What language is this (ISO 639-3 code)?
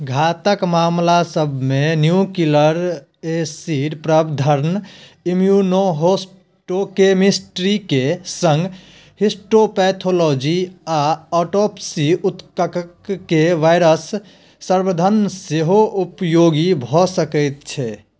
mai